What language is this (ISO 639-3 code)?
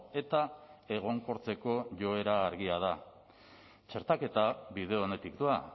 eus